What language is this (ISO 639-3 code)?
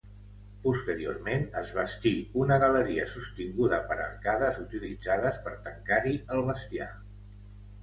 cat